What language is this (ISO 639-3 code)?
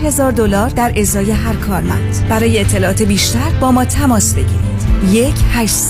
fas